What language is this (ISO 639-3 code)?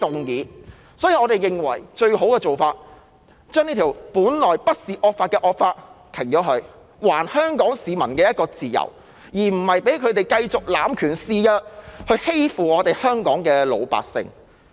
yue